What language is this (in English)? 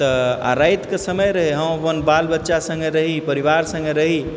Maithili